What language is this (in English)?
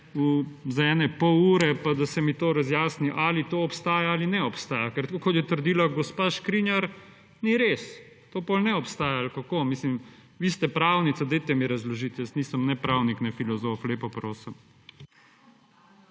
Slovenian